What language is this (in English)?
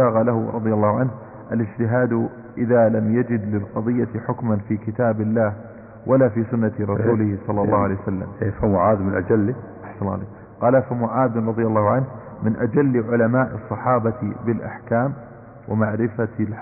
Arabic